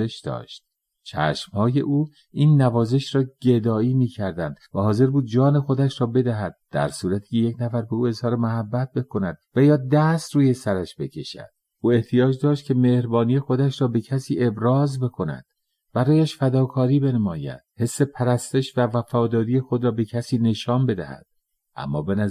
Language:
Persian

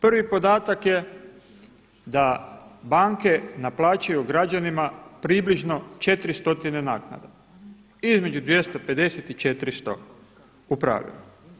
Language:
Croatian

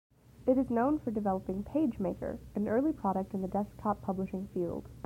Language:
English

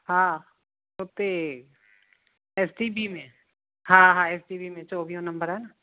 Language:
Sindhi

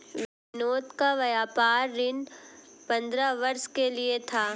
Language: Hindi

